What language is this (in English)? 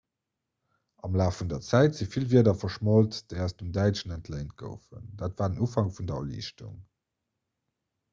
Luxembourgish